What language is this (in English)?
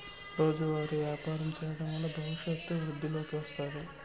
Telugu